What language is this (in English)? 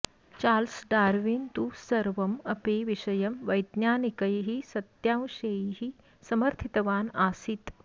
Sanskrit